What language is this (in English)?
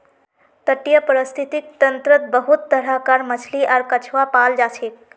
Magahi